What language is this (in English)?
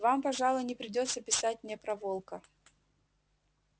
Russian